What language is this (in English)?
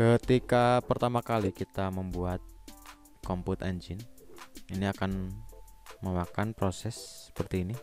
Indonesian